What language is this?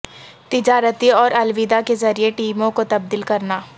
Urdu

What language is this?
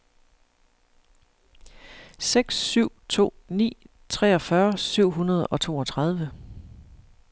Danish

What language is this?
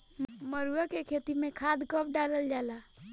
Bhojpuri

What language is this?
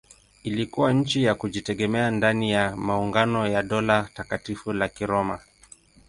Swahili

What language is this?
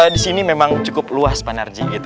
Indonesian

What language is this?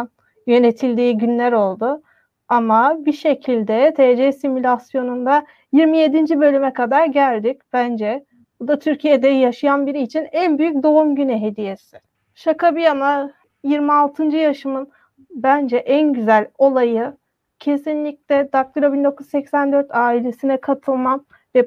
Turkish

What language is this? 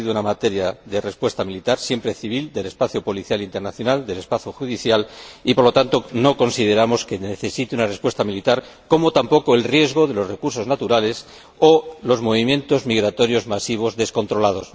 Spanish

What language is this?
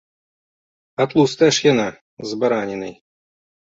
Belarusian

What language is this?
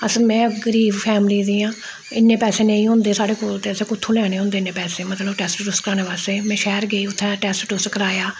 Dogri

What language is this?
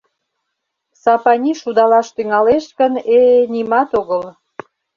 Mari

